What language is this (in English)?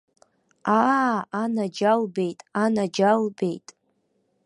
Abkhazian